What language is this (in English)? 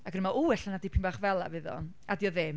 Welsh